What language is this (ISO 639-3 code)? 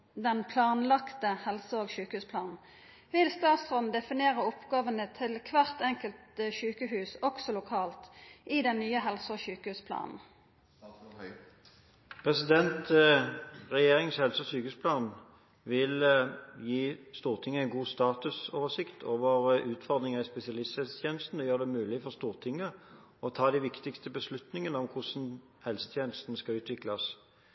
nor